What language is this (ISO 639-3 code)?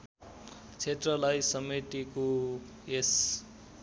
nep